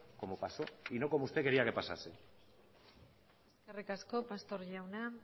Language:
Spanish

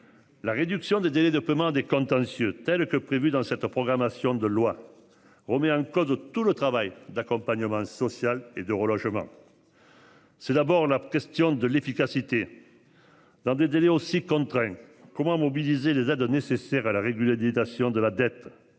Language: French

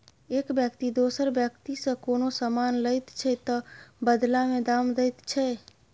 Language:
Maithili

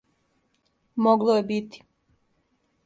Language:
Serbian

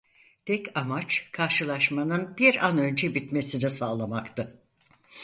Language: Turkish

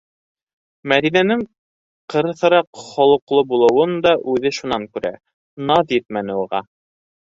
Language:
Bashkir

